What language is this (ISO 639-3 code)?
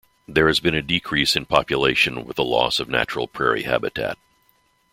eng